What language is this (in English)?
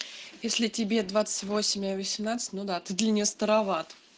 Russian